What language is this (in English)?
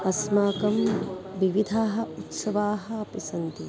Sanskrit